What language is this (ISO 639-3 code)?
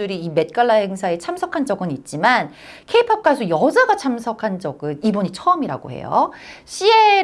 kor